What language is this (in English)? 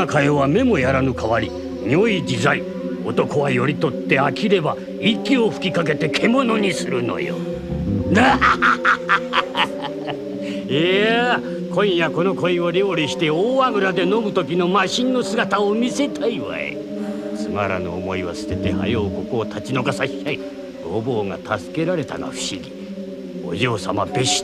Japanese